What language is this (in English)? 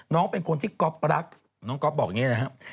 Thai